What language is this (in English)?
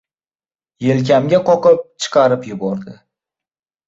Uzbek